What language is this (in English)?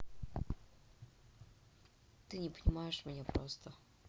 Russian